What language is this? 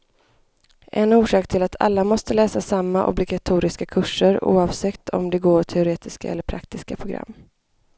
Swedish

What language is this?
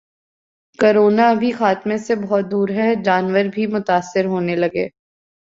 Urdu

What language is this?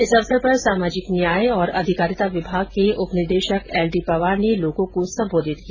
Hindi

